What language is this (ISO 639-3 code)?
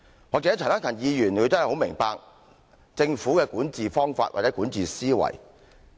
yue